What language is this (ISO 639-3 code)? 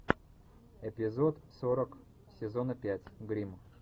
rus